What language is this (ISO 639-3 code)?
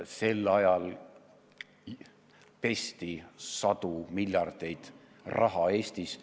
est